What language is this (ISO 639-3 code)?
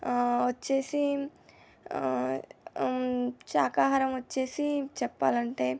tel